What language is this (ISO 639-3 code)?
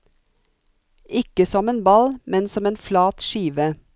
nor